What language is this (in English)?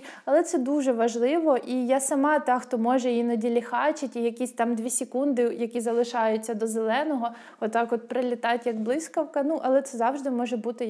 Ukrainian